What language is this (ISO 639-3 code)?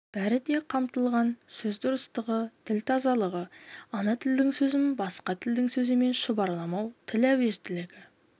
kaz